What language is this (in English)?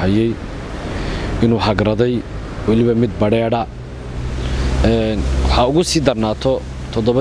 Arabic